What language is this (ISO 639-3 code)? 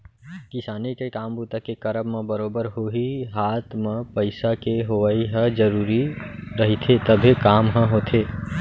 hne